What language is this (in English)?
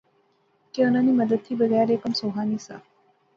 Pahari-Potwari